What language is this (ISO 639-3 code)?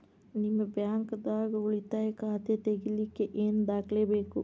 kan